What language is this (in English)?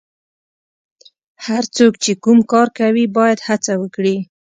Pashto